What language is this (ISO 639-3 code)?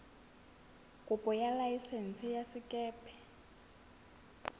sot